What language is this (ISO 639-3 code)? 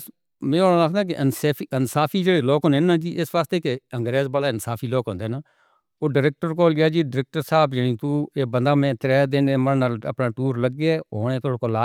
hno